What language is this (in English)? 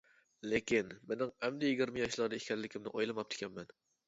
Uyghur